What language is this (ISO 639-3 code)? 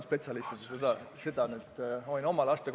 est